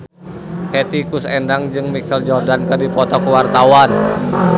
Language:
Sundanese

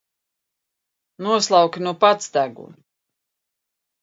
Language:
Latvian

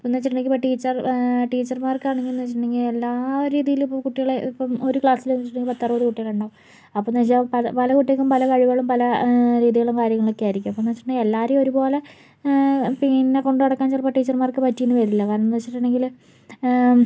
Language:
Malayalam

